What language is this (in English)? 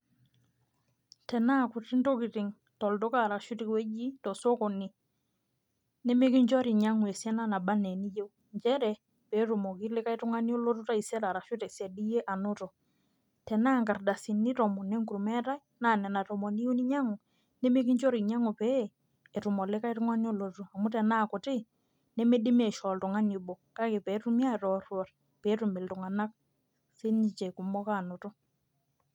Masai